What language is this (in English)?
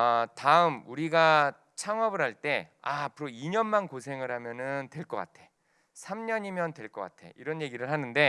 Korean